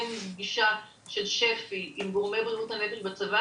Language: Hebrew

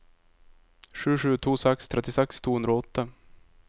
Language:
Norwegian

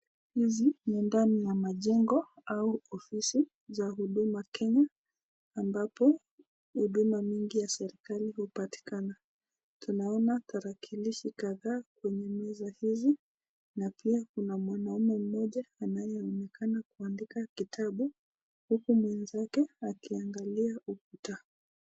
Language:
Swahili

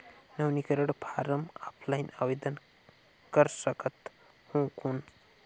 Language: Chhattisgarhi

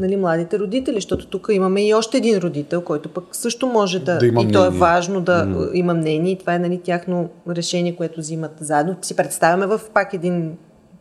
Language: Bulgarian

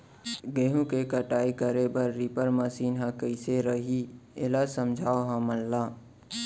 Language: Chhattisgarhi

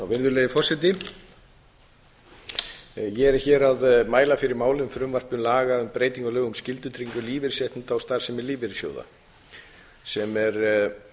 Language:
Icelandic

